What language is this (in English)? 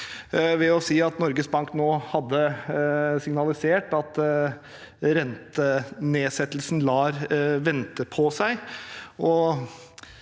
Norwegian